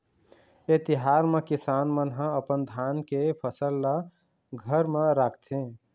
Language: Chhattisgarhi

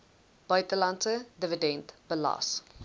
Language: Afrikaans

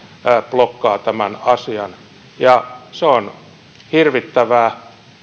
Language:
Finnish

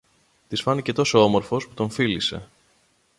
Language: Greek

